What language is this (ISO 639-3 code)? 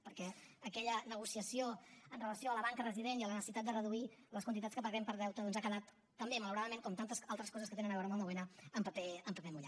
cat